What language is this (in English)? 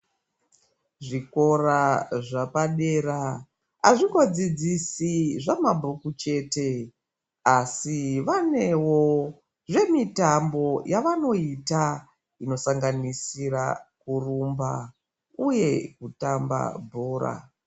Ndau